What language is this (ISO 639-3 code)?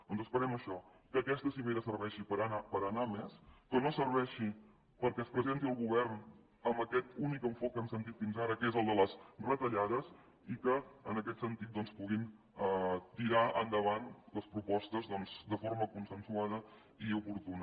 cat